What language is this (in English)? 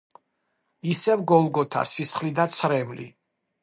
Georgian